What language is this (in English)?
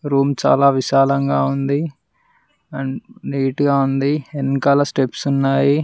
Telugu